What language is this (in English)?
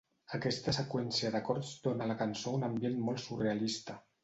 Catalan